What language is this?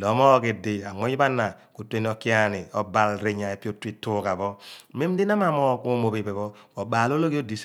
Abua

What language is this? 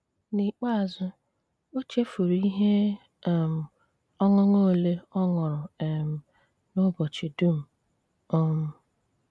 Igbo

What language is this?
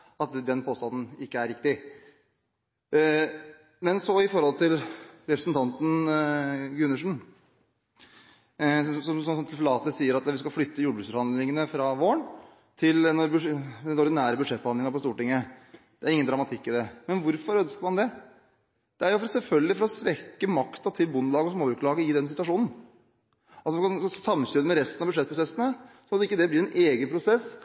Norwegian Bokmål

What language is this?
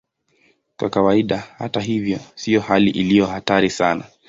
Swahili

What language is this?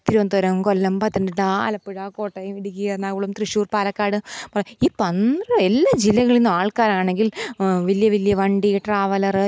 Malayalam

